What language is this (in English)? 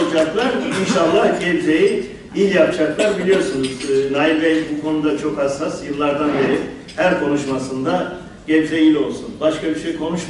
Turkish